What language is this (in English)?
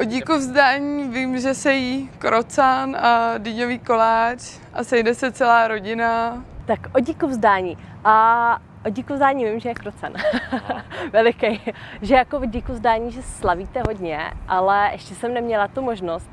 Czech